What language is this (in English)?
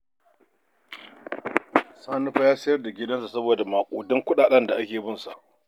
Hausa